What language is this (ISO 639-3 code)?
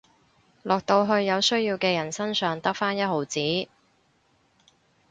yue